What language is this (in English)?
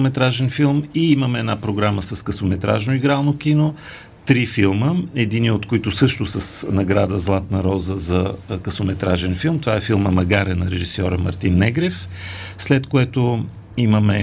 Bulgarian